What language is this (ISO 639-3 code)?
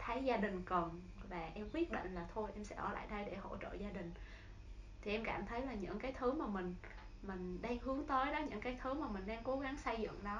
vie